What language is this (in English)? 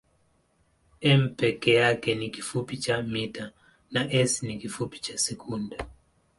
Swahili